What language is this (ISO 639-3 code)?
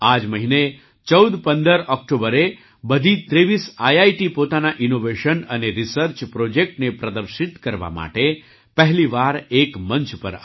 guj